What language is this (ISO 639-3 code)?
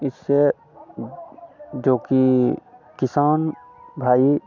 hin